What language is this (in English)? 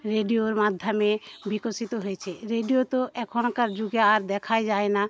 Bangla